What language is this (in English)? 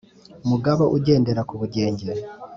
Kinyarwanda